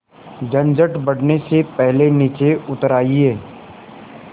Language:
Hindi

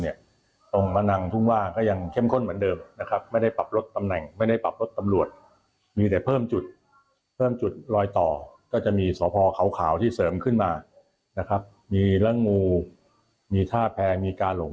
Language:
Thai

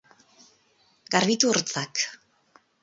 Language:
Basque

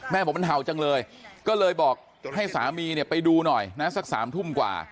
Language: Thai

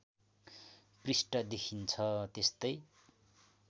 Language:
Nepali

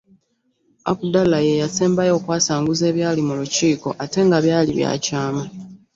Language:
Ganda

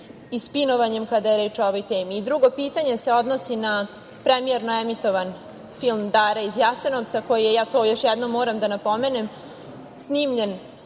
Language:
Serbian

